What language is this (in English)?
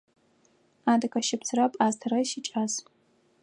Adyghe